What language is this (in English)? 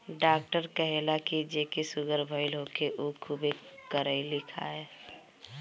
Bhojpuri